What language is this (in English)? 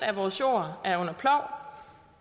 Danish